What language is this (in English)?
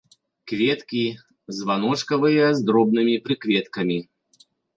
Belarusian